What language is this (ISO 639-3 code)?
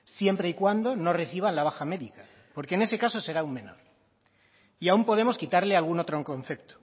spa